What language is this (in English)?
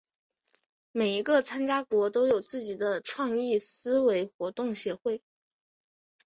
Chinese